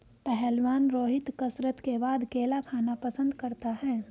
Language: Hindi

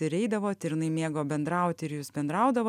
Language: Lithuanian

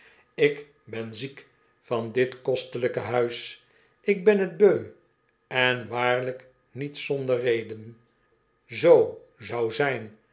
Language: Dutch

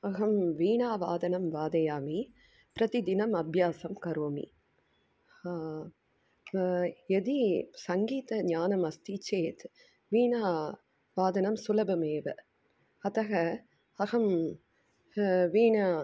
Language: Sanskrit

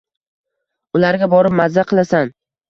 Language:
Uzbek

